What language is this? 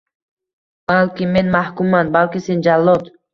Uzbek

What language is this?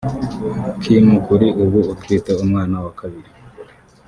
Kinyarwanda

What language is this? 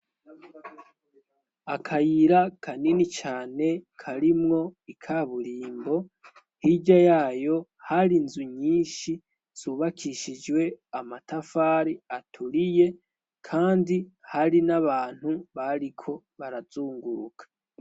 Rundi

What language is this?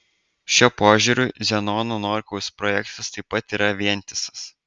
Lithuanian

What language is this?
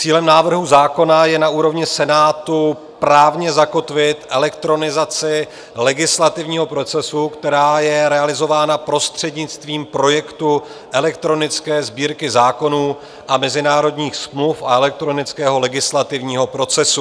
Czech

